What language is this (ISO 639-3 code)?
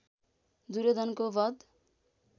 nep